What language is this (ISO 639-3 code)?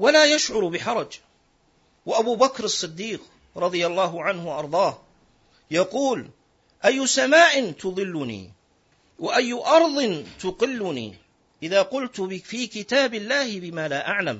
ara